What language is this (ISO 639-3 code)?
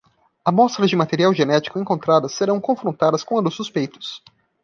por